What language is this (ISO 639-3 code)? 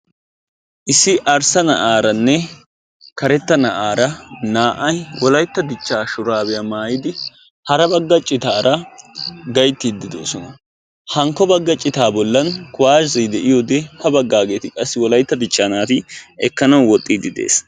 wal